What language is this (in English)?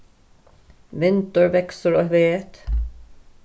Faroese